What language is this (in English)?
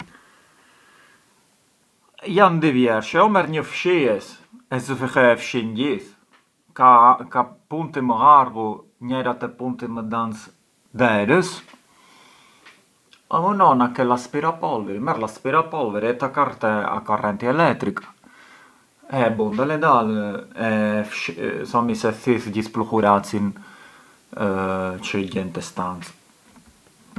Arbëreshë Albanian